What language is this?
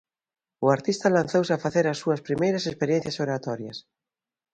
Galician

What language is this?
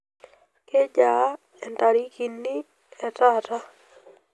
Masai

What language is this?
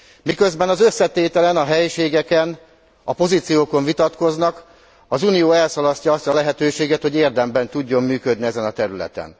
Hungarian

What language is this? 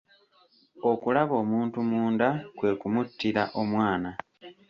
Ganda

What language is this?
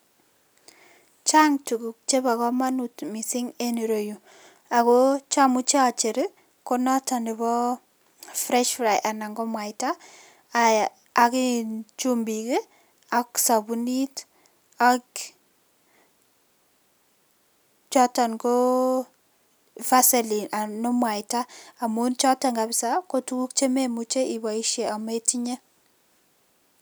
Kalenjin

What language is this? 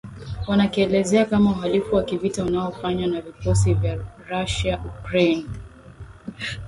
Swahili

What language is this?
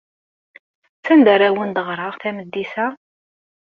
Kabyle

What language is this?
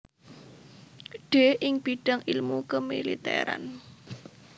Javanese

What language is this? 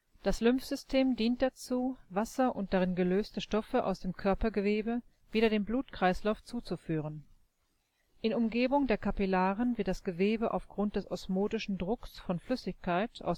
German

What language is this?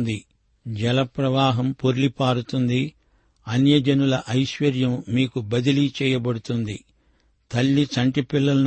Telugu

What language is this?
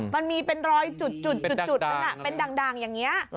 Thai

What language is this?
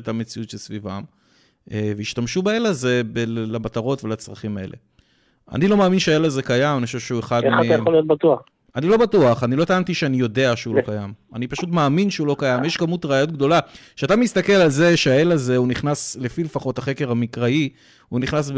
Hebrew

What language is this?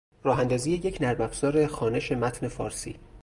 Persian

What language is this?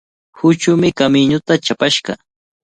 Cajatambo North Lima Quechua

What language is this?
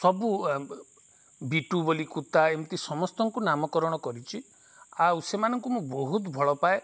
Odia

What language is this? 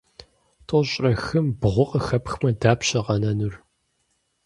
Kabardian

